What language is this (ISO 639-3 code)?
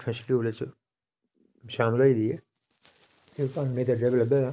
doi